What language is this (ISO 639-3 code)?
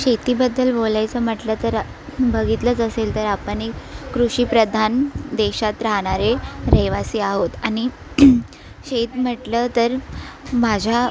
mar